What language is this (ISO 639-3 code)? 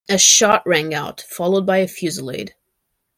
eng